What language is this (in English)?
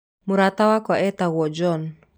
Kikuyu